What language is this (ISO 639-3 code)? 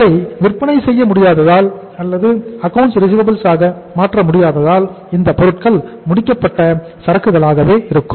tam